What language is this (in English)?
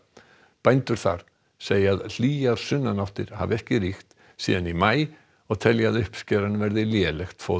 Icelandic